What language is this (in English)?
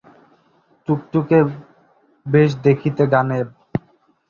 Bangla